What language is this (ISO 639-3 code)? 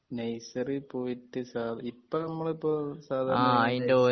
mal